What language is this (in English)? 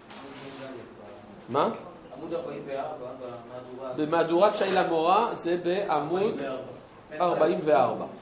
Hebrew